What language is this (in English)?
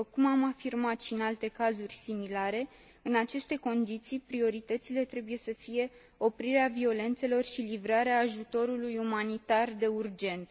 Romanian